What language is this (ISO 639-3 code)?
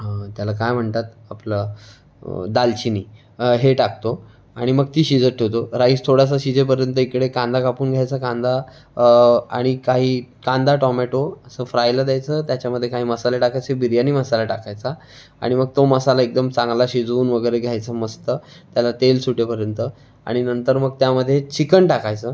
mar